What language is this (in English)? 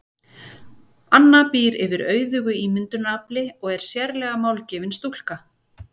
Icelandic